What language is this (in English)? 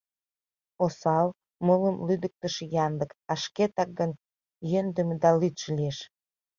Mari